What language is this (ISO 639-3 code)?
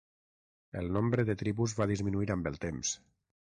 cat